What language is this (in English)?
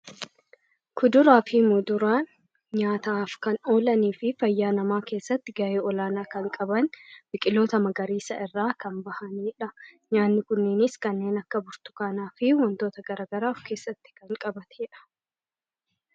Oromo